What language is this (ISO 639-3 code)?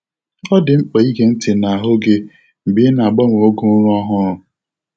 ibo